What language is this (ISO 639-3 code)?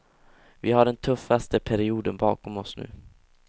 swe